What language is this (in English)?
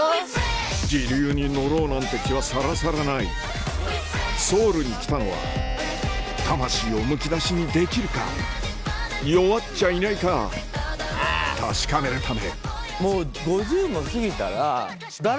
Japanese